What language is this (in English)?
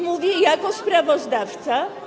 Polish